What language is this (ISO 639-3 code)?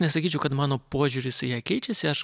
lit